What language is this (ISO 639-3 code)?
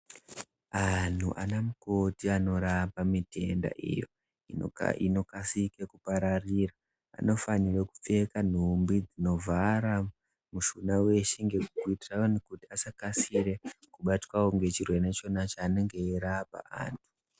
ndc